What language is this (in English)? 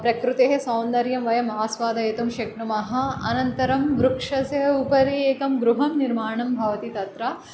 Sanskrit